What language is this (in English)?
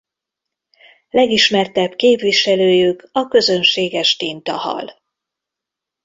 Hungarian